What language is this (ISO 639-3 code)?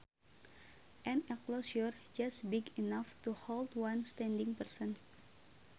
sun